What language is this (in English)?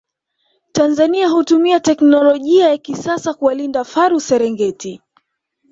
Swahili